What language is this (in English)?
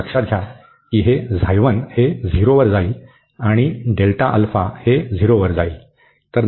Marathi